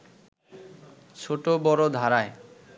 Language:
Bangla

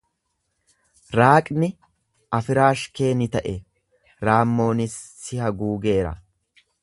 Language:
Oromo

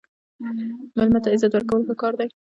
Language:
Pashto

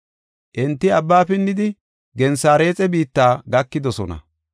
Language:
Gofa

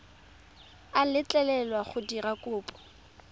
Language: Tswana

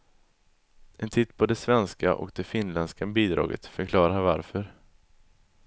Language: Swedish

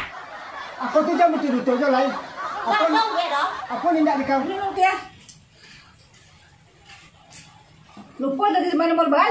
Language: Indonesian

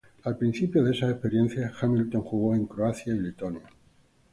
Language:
Spanish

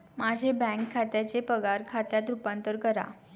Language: Marathi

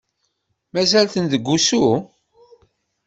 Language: Kabyle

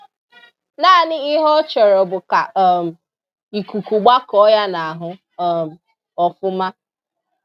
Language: Igbo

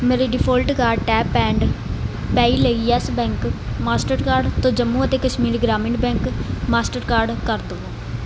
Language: Punjabi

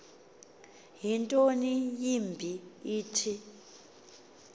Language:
Xhosa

